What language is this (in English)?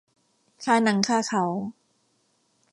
Thai